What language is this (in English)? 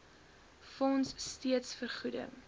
Afrikaans